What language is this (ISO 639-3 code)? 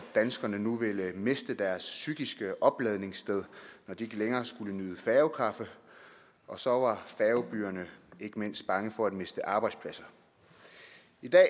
dan